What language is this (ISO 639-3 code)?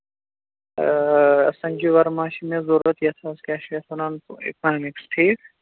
kas